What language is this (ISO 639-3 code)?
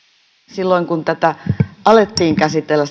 fin